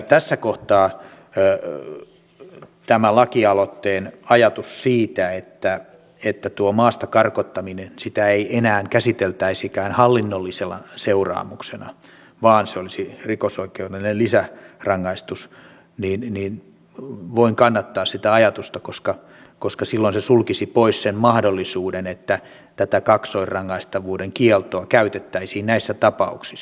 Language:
Finnish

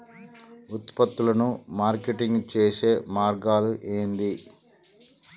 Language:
Telugu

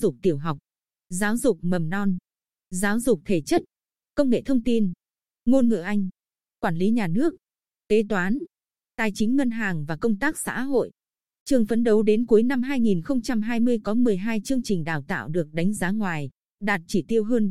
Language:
Vietnamese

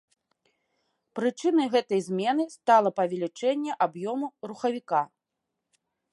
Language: Belarusian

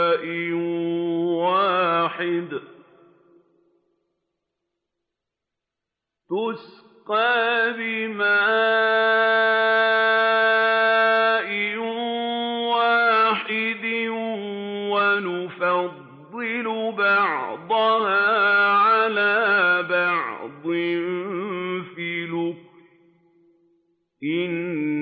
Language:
Arabic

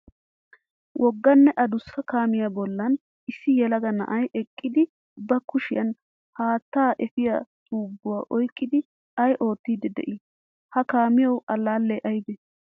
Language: Wolaytta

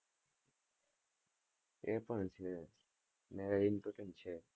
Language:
Gujarati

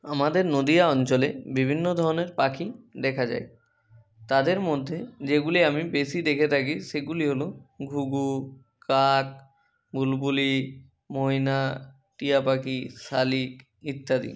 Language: Bangla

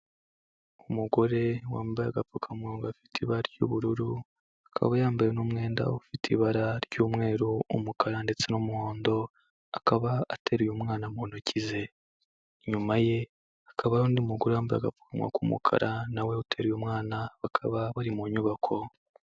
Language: Kinyarwanda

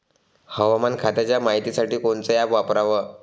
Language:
Marathi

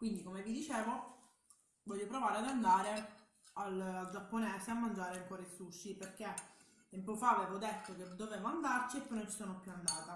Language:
Italian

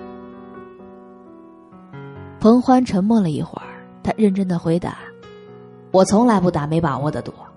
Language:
Chinese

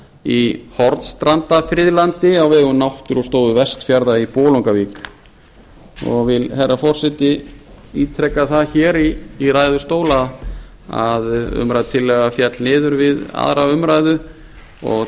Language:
Icelandic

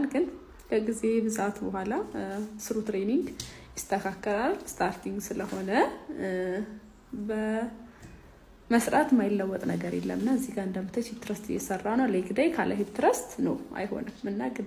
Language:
Arabic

